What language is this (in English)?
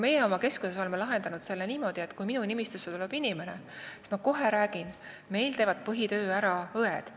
Estonian